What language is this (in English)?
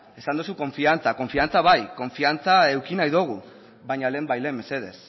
Basque